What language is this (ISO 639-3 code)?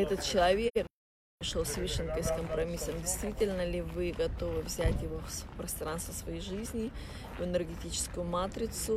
rus